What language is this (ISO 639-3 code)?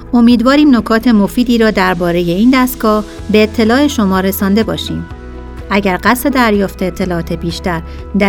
fas